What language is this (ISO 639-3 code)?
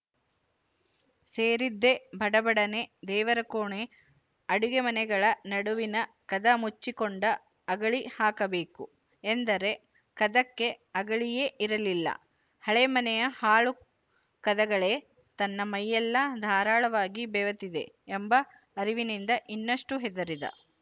kan